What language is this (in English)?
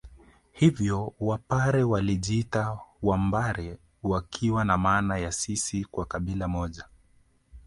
Swahili